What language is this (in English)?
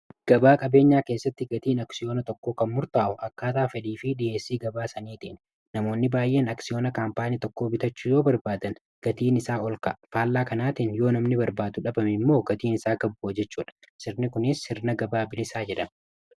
Oromo